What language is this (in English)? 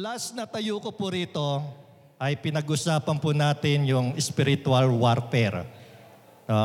Filipino